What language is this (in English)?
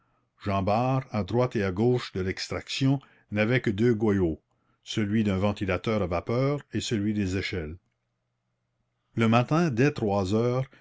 French